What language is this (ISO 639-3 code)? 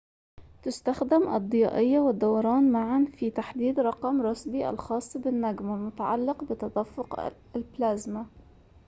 ara